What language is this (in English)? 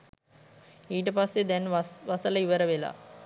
Sinhala